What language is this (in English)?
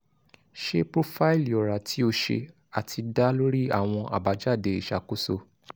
Yoruba